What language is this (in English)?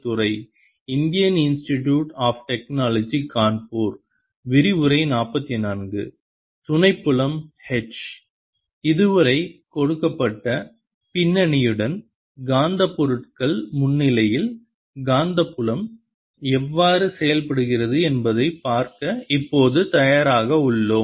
Tamil